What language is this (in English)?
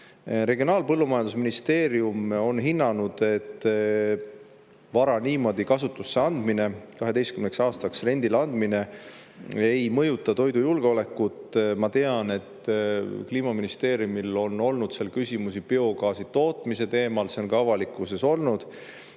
Estonian